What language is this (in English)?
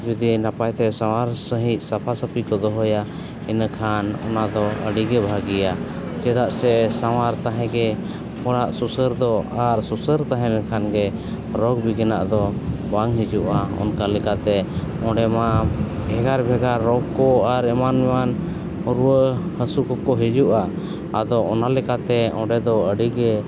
Santali